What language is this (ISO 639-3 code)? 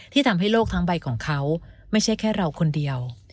tha